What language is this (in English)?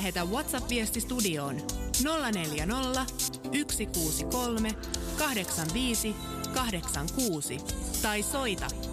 Finnish